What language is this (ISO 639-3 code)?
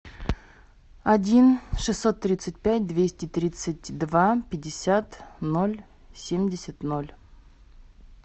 rus